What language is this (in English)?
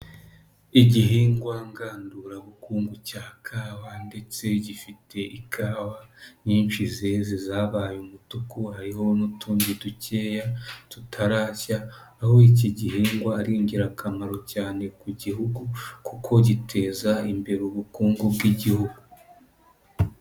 Kinyarwanda